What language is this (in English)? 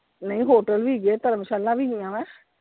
Punjabi